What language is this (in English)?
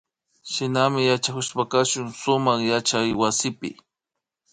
Imbabura Highland Quichua